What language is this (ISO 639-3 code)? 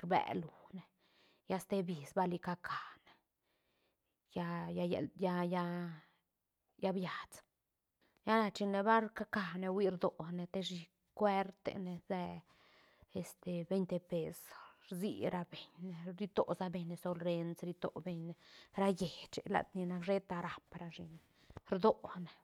ztn